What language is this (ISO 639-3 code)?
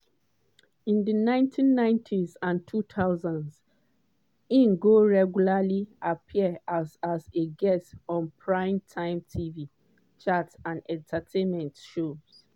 pcm